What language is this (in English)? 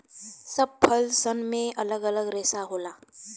Bhojpuri